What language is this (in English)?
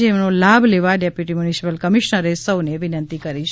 Gujarati